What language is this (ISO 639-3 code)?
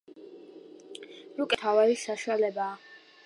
kat